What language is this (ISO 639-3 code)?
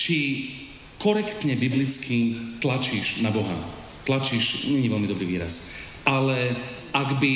slk